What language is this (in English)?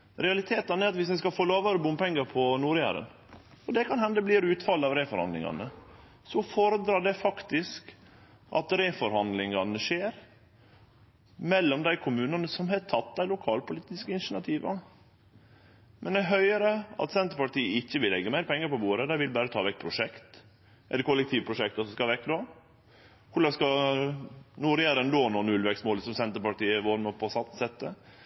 Norwegian Nynorsk